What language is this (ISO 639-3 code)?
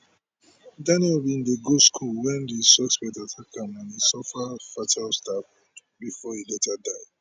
pcm